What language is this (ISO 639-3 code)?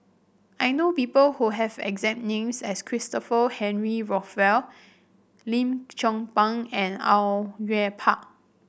eng